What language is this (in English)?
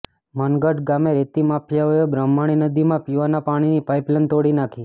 Gujarati